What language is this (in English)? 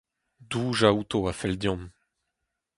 Breton